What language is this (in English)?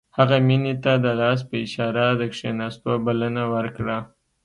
Pashto